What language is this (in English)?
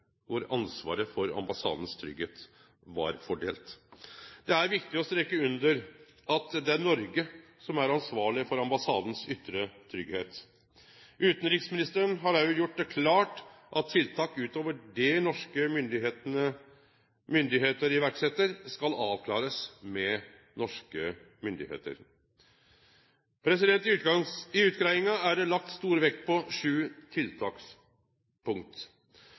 Norwegian Nynorsk